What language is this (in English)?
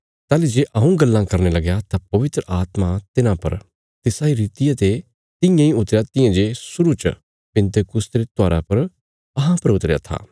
Bilaspuri